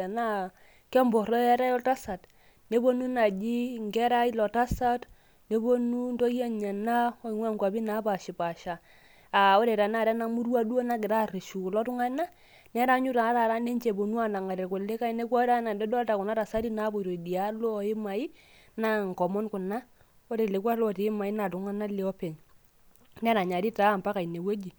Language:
Masai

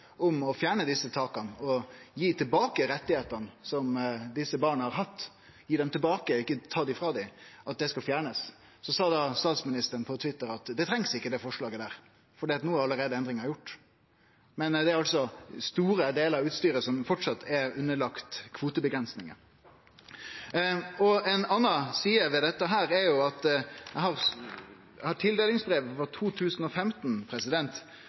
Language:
Norwegian Nynorsk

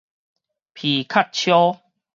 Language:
Min Nan Chinese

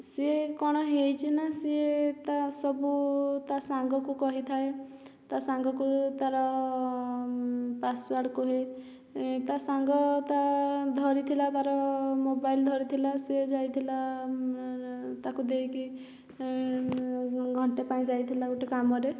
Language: Odia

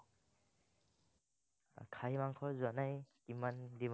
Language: Assamese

